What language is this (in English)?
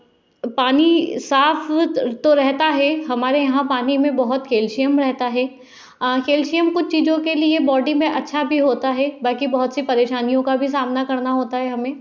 Hindi